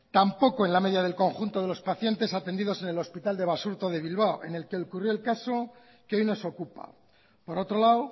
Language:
Spanish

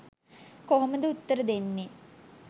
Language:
Sinhala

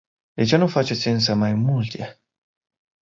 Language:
Romanian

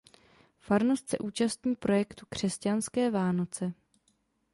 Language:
Czech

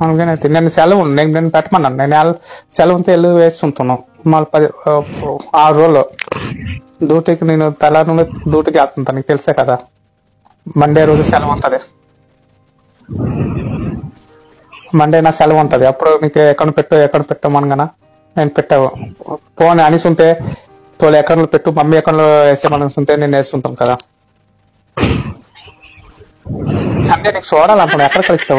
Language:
Romanian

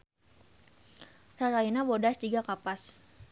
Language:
Sundanese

